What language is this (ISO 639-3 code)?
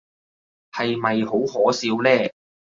yue